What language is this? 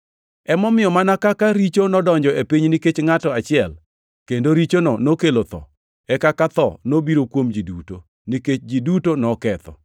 Luo (Kenya and Tanzania)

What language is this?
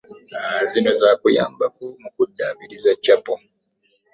Ganda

